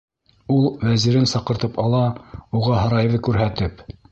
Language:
Bashkir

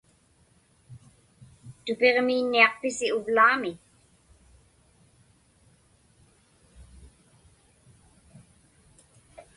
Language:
Inupiaq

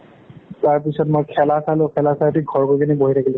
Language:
Assamese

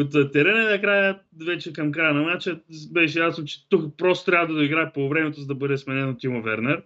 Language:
Bulgarian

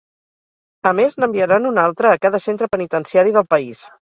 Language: Catalan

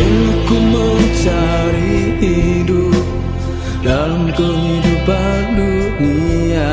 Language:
Indonesian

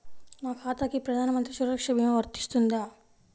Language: Telugu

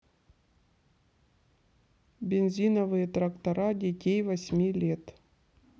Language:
Russian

